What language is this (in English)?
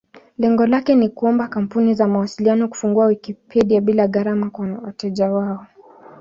Swahili